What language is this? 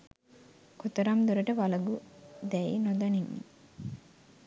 Sinhala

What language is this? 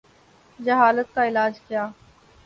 Urdu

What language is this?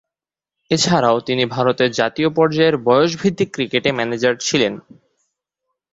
Bangla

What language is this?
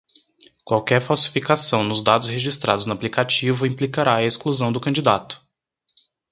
Portuguese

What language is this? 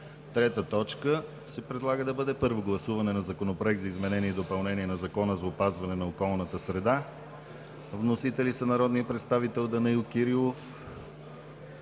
Bulgarian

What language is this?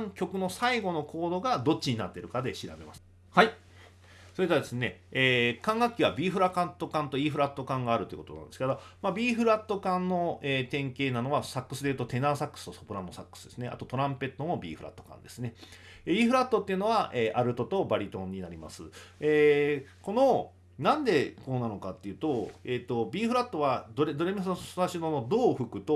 Japanese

